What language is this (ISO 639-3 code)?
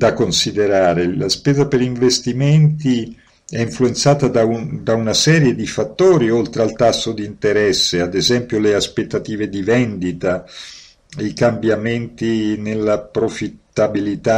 ita